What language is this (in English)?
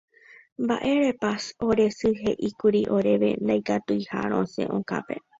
Guarani